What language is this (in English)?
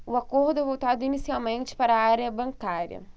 Portuguese